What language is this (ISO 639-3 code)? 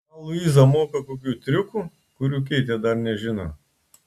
lit